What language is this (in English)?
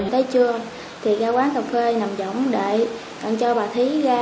Vietnamese